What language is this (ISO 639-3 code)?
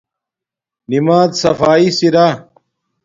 dmk